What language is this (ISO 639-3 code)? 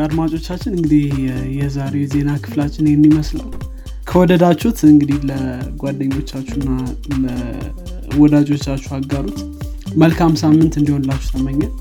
amh